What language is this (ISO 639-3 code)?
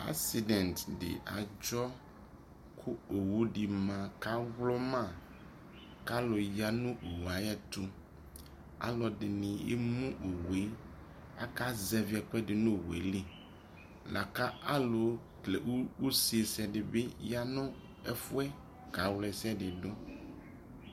kpo